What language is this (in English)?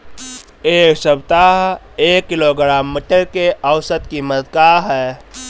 Bhojpuri